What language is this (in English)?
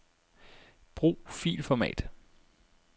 Danish